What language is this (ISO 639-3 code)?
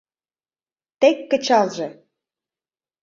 chm